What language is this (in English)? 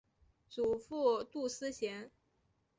Chinese